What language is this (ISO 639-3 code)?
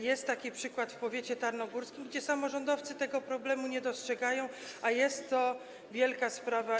pol